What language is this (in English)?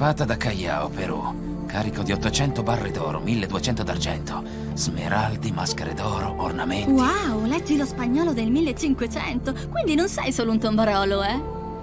Italian